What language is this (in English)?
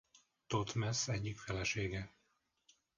Hungarian